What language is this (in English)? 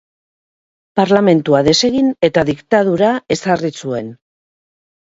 Basque